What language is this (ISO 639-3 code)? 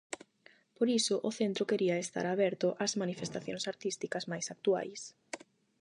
glg